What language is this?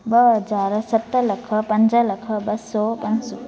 Sindhi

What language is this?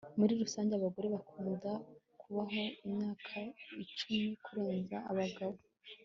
Kinyarwanda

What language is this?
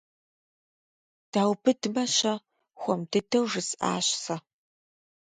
Kabardian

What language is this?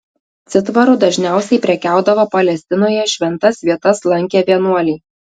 Lithuanian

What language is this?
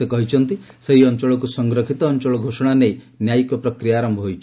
Odia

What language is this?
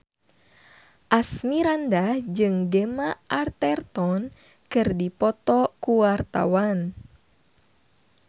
Sundanese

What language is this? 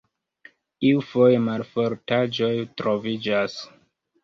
Esperanto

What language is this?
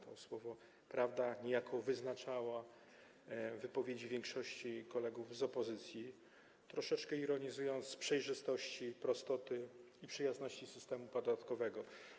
Polish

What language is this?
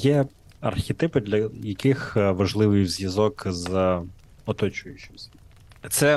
Ukrainian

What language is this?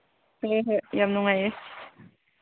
Manipuri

